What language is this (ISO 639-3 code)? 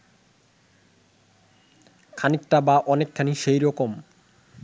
ben